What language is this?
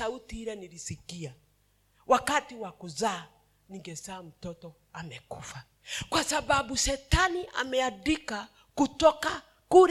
Swahili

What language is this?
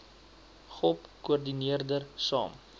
Afrikaans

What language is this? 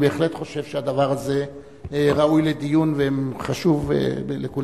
Hebrew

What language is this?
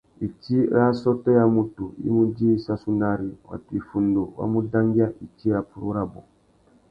Tuki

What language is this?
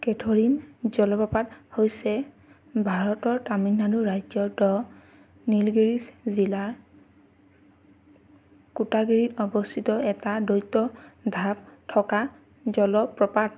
Assamese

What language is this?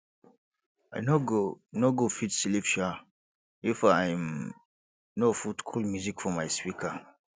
Nigerian Pidgin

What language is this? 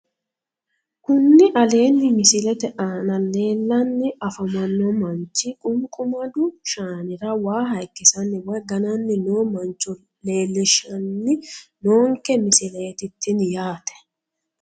Sidamo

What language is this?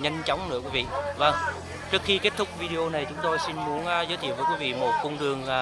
Vietnamese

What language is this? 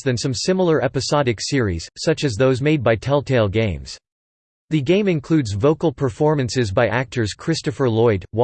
English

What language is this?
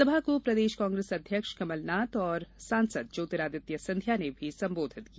Hindi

